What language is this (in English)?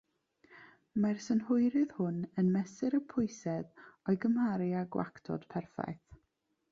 Welsh